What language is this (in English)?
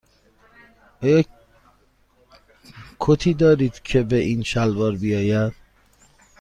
Persian